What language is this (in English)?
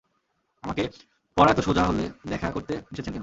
Bangla